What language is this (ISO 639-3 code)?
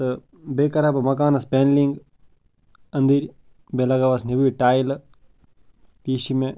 kas